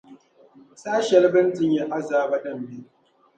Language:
Dagbani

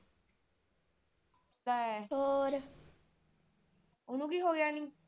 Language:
Punjabi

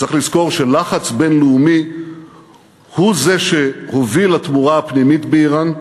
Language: Hebrew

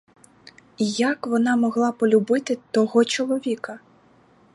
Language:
Ukrainian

